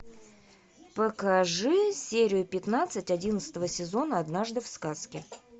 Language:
Russian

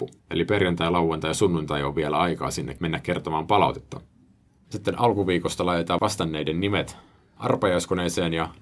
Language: Finnish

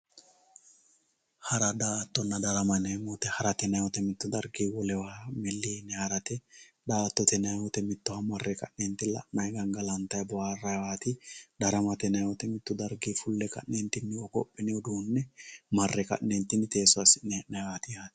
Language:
Sidamo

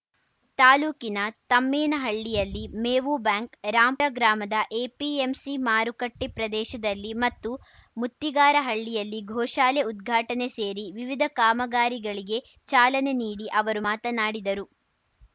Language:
Kannada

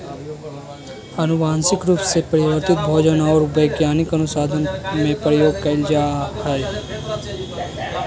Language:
Magahi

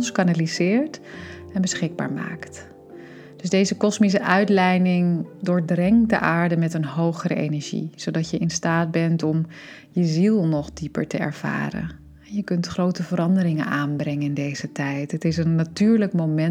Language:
Dutch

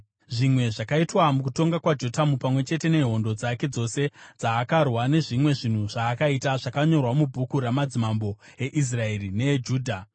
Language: Shona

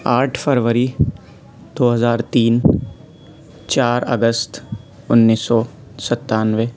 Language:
Urdu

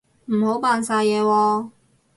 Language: Cantonese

